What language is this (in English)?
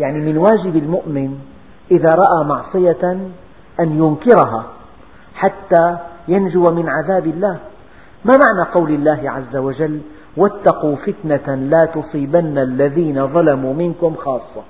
Arabic